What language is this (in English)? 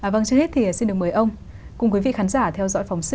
Vietnamese